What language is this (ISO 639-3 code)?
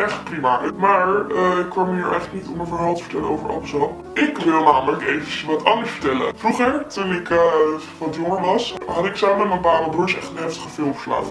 nld